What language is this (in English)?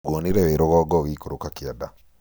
Kikuyu